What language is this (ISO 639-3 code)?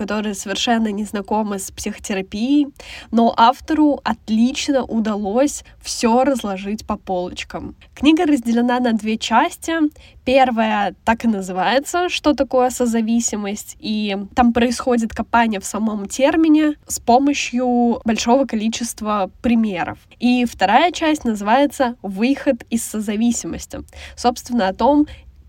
rus